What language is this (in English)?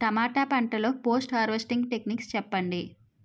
Telugu